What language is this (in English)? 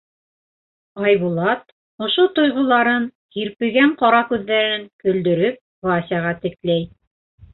Bashkir